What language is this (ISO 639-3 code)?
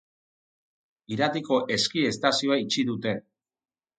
eus